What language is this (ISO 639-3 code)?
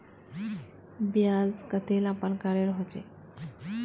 mag